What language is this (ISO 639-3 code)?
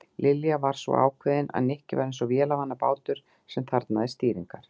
isl